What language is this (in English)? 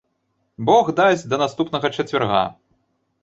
Belarusian